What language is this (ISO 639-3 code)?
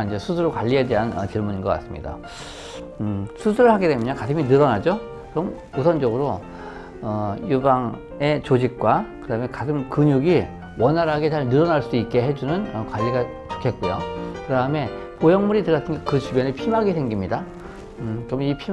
kor